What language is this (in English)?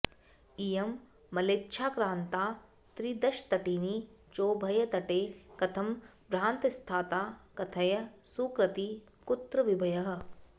Sanskrit